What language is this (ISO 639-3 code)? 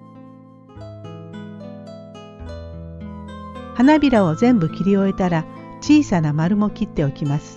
jpn